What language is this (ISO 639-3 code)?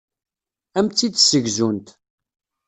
kab